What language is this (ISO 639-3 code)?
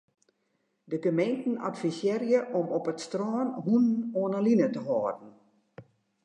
fry